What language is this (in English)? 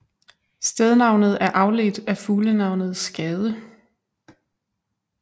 Danish